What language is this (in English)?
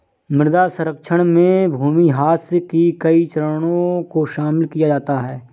Hindi